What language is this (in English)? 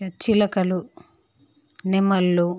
Telugu